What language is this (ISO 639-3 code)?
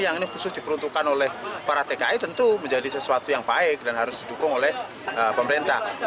ind